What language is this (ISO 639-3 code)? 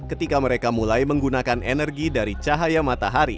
ind